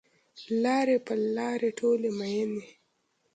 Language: Pashto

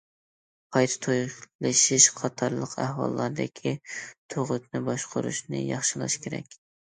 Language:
Uyghur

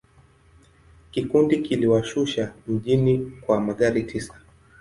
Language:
Swahili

